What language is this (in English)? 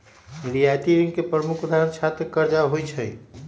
Magahi